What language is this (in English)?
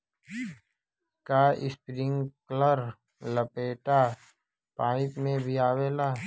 Bhojpuri